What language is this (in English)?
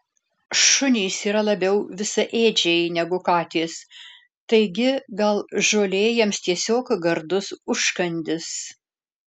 Lithuanian